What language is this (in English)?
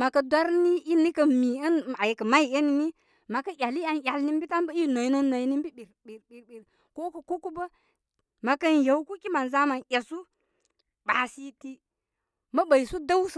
Koma